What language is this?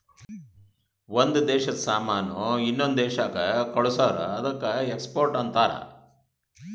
Kannada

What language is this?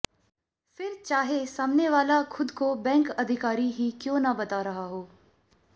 Hindi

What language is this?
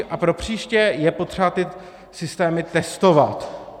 Czech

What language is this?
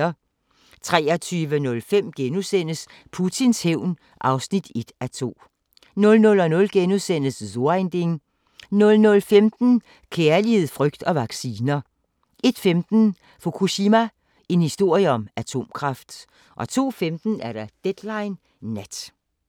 Danish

